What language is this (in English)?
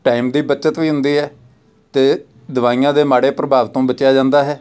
Punjabi